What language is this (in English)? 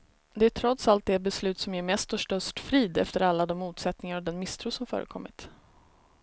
Swedish